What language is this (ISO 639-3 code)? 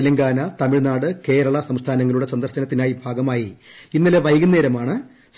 mal